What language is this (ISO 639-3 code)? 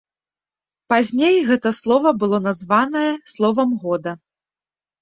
bel